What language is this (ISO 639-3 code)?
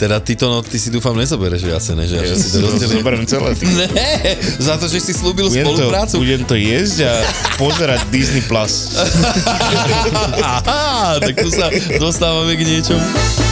slk